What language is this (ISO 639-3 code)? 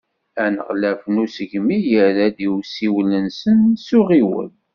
kab